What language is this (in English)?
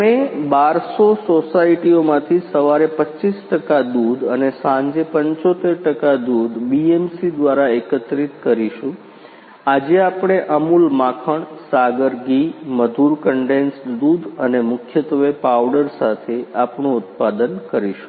Gujarati